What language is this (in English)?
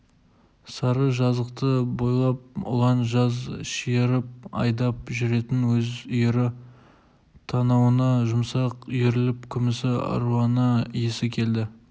Kazakh